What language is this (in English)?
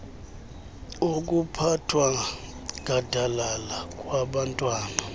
Xhosa